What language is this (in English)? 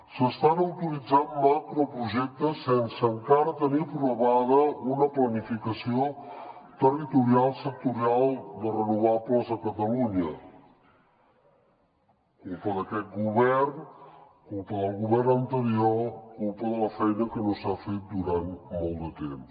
Catalan